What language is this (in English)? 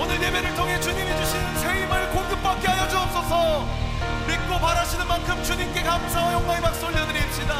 Korean